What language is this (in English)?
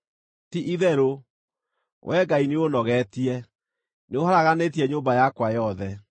Kikuyu